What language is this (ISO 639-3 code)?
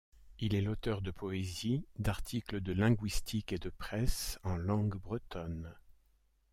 fra